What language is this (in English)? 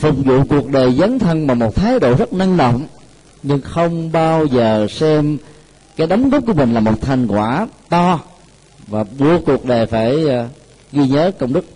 Vietnamese